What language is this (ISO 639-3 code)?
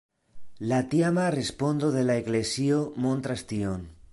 epo